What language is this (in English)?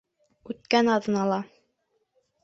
Bashkir